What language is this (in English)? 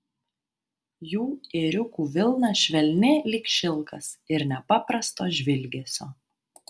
Lithuanian